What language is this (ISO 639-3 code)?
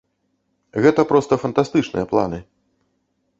bel